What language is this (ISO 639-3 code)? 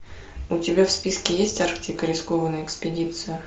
rus